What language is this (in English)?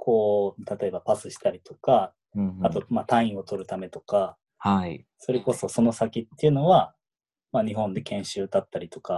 Japanese